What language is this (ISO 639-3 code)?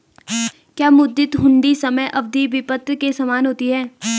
hin